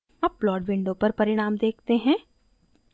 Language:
Hindi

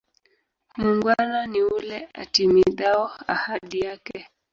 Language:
Swahili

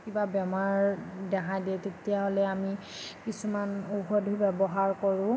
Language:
Assamese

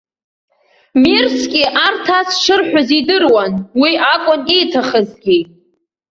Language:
Abkhazian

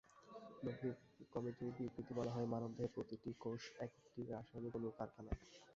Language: Bangla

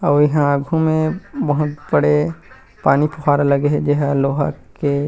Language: Chhattisgarhi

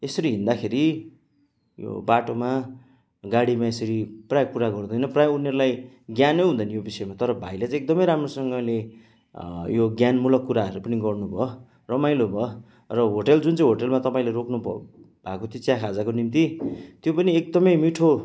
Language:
Nepali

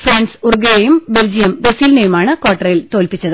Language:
Malayalam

